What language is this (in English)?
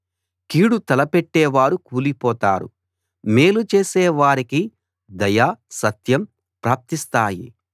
Telugu